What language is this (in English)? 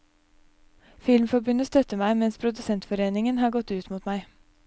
Norwegian